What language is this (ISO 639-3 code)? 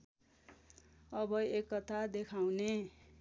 nep